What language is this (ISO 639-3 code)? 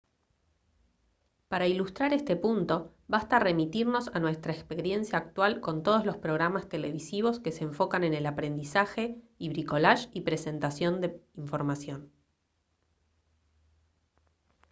spa